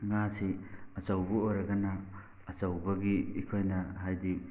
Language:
Manipuri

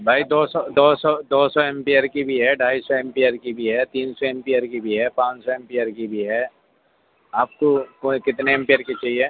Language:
Urdu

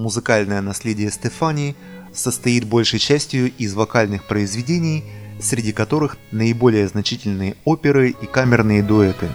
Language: Russian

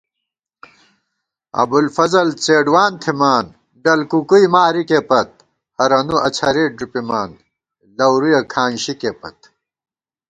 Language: Gawar-Bati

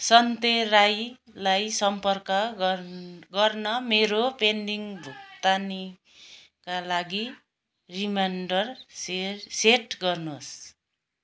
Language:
Nepali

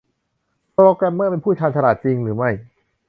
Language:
Thai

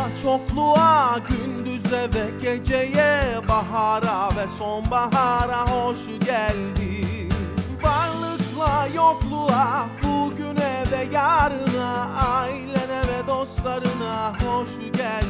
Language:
Turkish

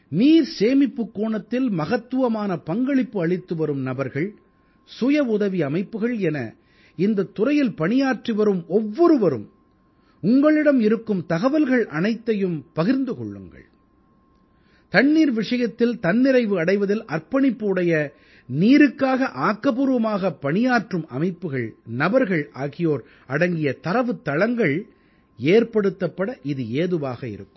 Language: Tamil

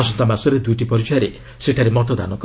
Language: Odia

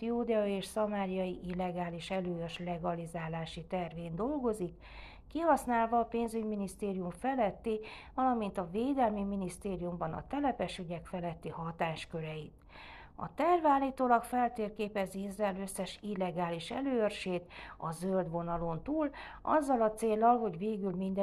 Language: Hungarian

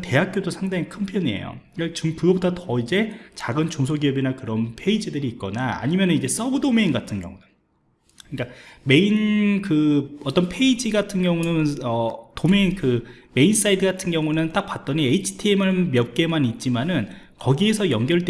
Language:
Korean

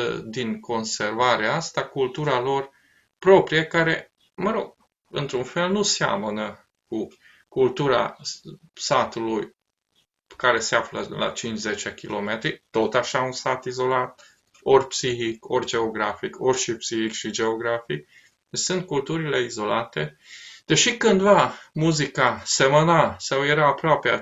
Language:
Romanian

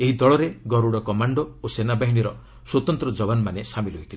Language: Odia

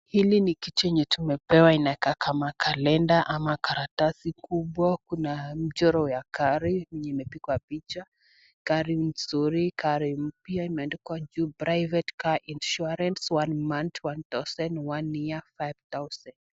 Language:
Swahili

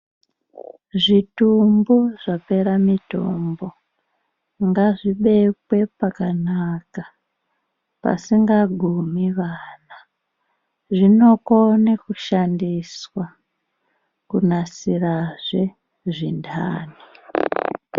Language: Ndau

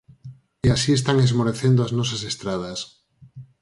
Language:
Galician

